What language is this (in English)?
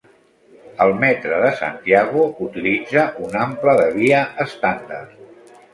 Catalan